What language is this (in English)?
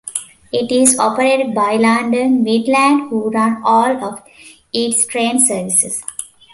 English